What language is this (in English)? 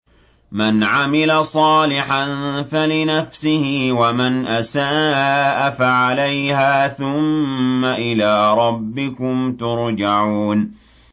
Arabic